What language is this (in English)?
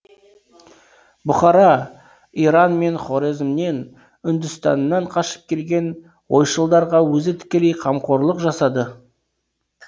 Kazakh